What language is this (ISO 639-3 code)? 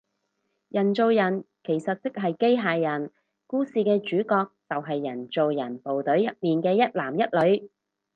yue